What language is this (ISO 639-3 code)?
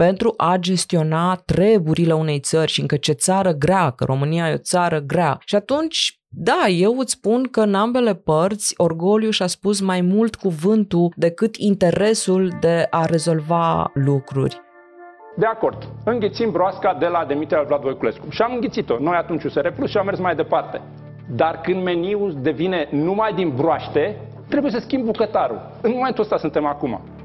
ron